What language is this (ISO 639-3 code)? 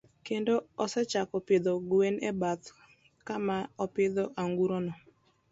luo